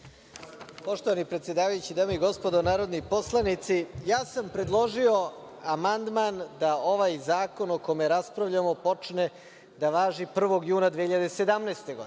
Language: Serbian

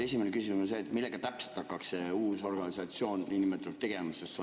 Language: Estonian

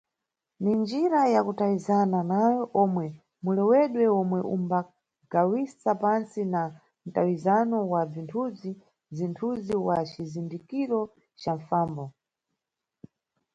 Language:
Nyungwe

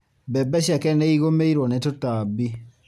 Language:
Kikuyu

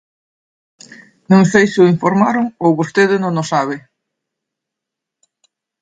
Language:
Galician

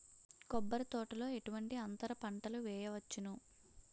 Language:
Telugu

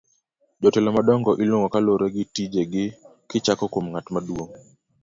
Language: Luo (Kenya and Tanzania)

